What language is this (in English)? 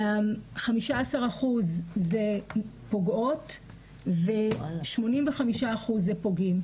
Hebrew